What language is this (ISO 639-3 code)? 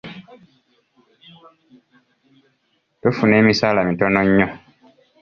lug